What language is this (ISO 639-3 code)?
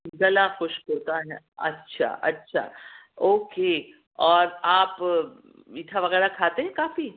urd